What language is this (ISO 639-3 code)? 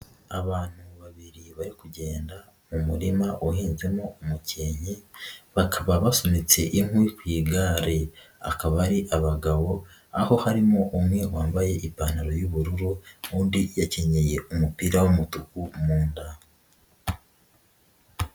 kin